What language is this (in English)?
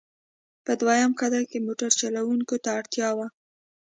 Pashto